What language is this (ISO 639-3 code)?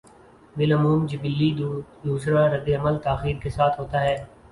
urd